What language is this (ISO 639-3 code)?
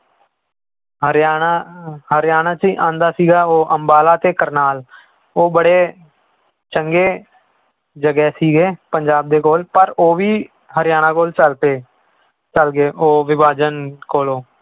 pan